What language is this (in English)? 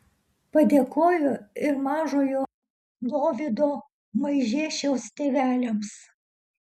Lithuanian